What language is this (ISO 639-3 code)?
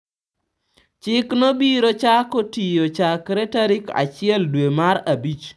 luo